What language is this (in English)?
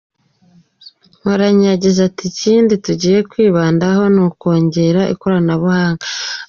Kinyarwanda